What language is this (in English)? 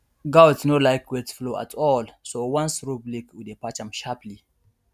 Nigerian Pidgin